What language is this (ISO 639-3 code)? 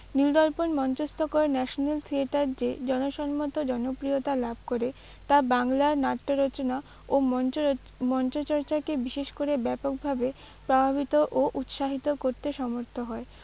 ben